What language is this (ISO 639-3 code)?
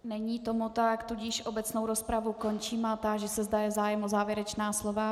ces